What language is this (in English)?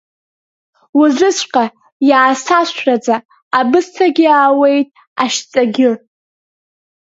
Abkhazian